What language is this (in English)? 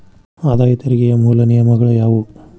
Kannada